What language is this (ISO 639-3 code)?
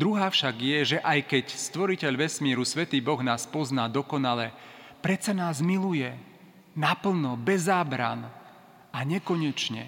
slk